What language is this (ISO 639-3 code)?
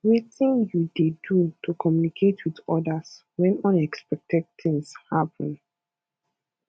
pcm